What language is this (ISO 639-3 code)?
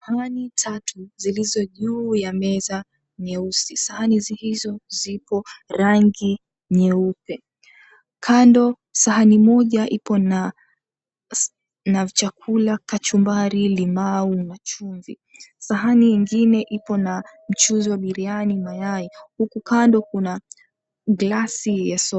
swa